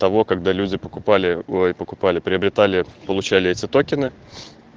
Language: Russian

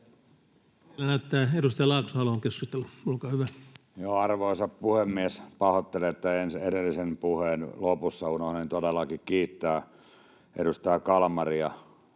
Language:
Finnish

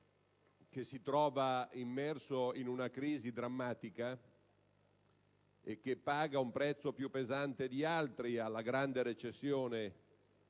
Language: Italian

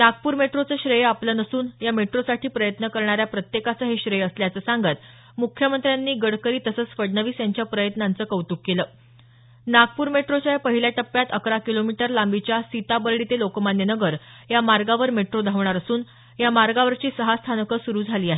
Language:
Marathi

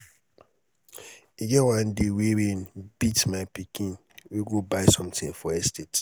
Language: Nigerian Pidgin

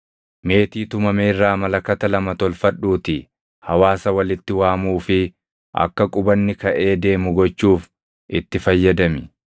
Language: Oromo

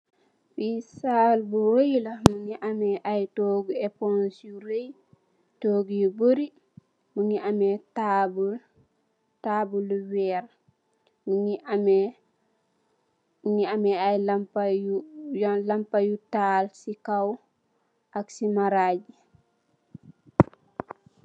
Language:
Wolof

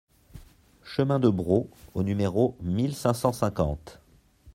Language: French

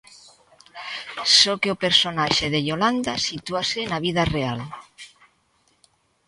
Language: Galician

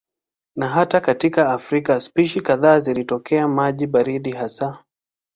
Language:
Swahili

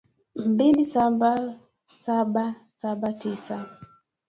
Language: Swahili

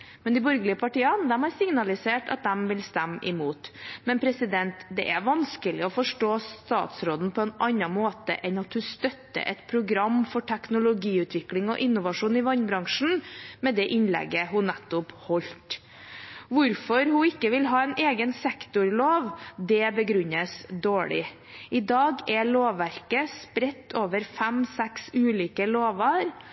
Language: Norwegian Bokmål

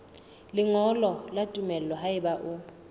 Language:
Southern Sotho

